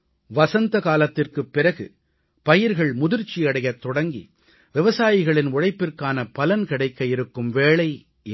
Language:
Tamil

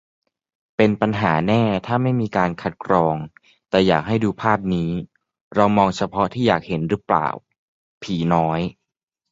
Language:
Thai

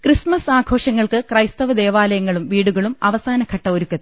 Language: Malayalam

